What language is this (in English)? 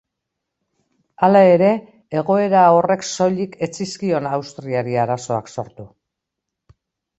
Basque